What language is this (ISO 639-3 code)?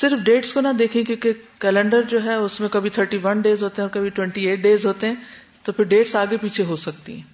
urd